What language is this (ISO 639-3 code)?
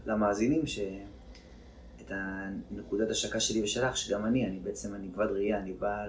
heb